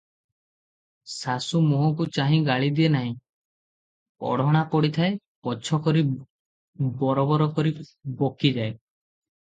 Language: Odia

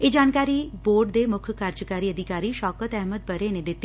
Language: Punjabi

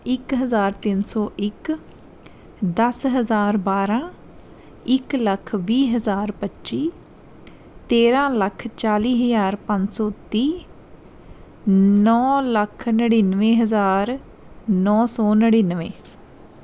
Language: Punjabi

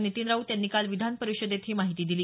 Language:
Marathi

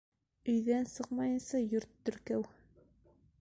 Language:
Bashkir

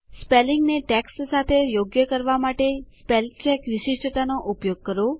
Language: Gujarati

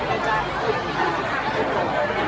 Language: Thai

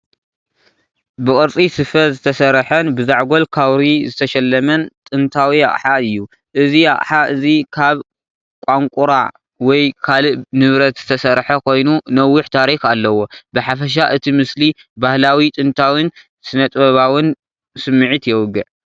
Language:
Tigrinya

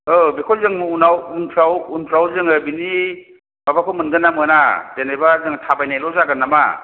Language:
Bodo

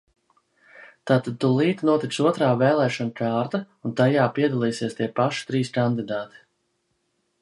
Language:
Latvian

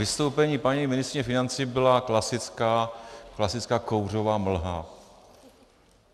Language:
Czech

